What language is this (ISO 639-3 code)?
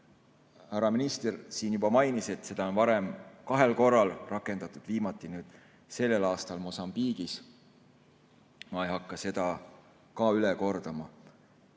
est